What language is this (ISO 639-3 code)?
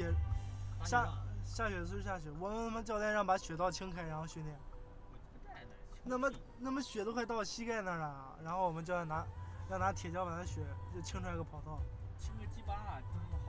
zho